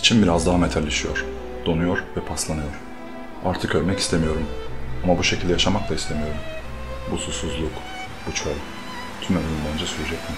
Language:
Turkish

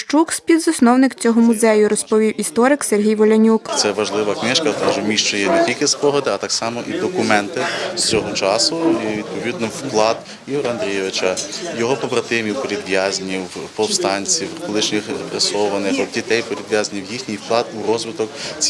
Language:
Ukrainian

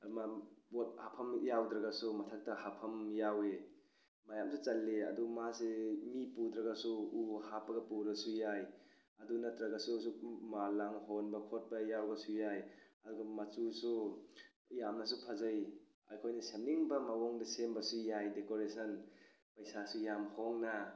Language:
Manipuri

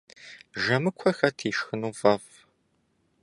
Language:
Kabardian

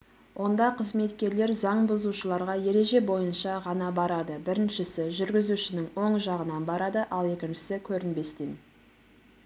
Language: Kazakh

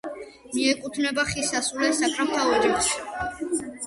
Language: Georgian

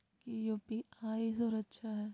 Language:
Magahi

